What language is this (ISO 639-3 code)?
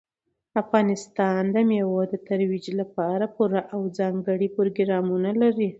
pus